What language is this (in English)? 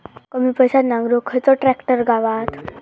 Marathi